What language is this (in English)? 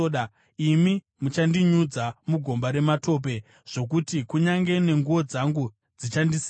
Shona